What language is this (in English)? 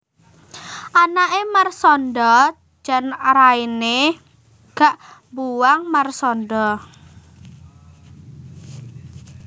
Javanese